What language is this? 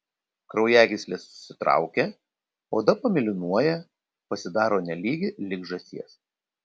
Lithuanian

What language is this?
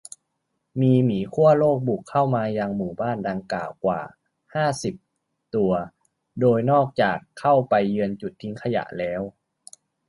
Thai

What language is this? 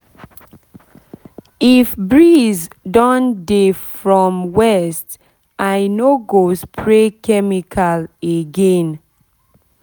Nigerian Pidgin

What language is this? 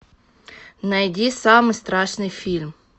Russian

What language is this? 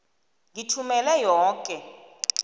South Ndebele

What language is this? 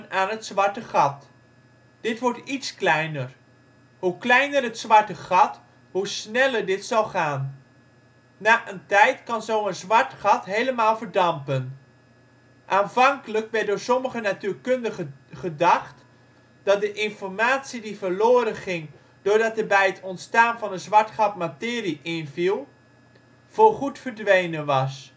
Dutch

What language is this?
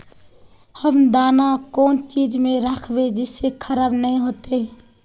Magahi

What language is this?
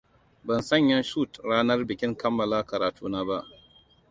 Hausa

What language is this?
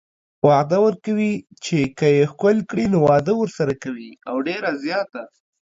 Pashto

